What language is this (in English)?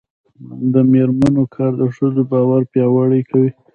Pashto